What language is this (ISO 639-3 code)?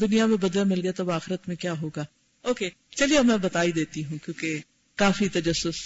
urd